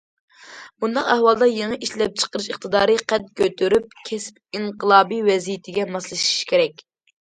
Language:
Uyghur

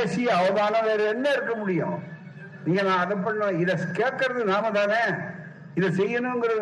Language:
Tamil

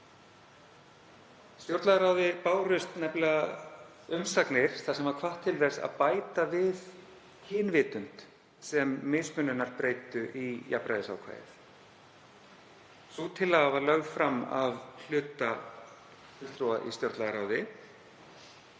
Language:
Icelandic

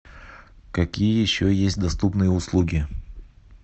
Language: Russian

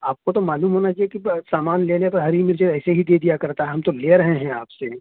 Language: Urdu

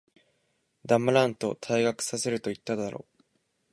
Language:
Japanese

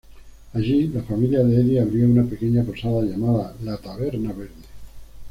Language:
Spanish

